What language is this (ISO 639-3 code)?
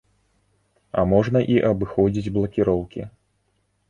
bel